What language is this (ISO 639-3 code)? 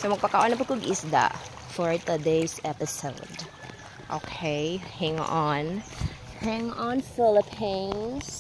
fil